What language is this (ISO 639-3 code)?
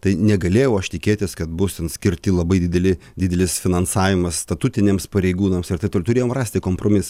lit